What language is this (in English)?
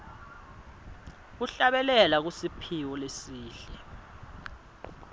Swati